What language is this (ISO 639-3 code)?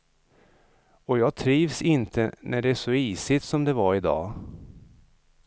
swe